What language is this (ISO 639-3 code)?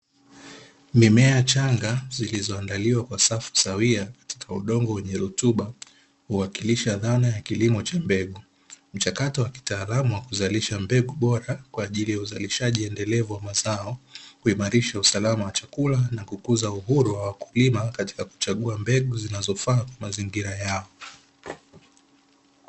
swa